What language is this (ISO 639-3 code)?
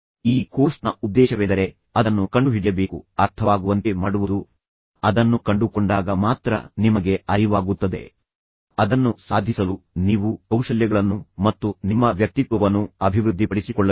kan